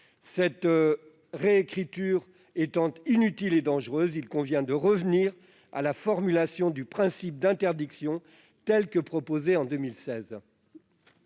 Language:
French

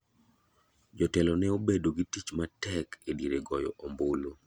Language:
Luo (Kenya and Tanzania)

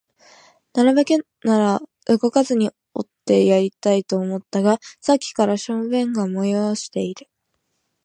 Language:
Japanese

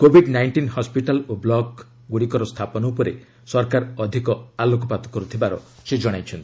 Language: Odia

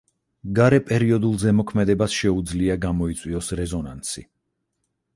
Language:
Georgian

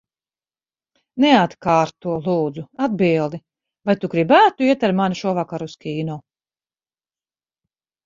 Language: Latvian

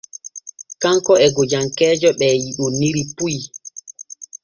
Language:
Borgu Fulfulde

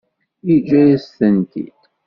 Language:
Kabyle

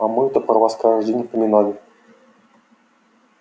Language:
Russian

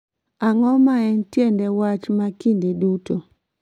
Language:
Luo (Kenya and Tanzania)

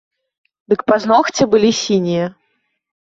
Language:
Belarusian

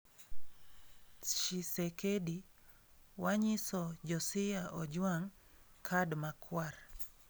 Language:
Luo (Kenya and Tanzania)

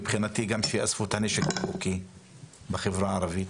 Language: Hebrew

